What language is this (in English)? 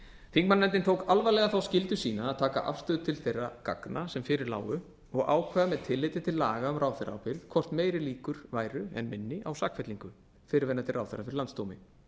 Icelandic